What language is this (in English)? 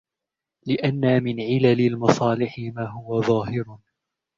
Arabic